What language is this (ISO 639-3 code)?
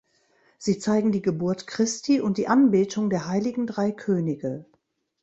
deu